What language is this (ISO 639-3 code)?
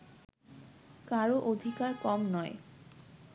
ben